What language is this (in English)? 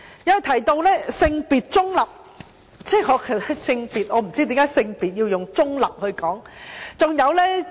Cantonese